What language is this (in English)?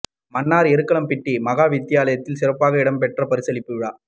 Tamil